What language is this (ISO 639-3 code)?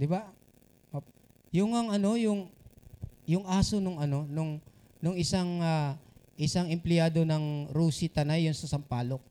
fil